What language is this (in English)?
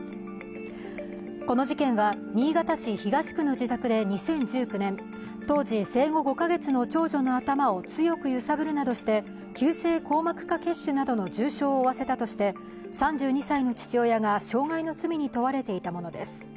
Japanese